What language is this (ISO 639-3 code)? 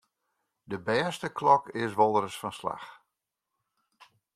fry